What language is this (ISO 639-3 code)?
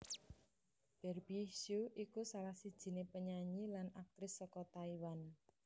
jav